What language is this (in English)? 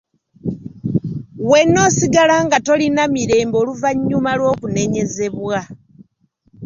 Ganda